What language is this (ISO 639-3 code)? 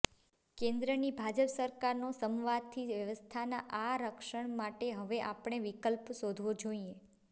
guj